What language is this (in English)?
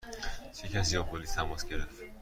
Persian